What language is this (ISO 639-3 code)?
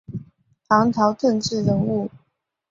zho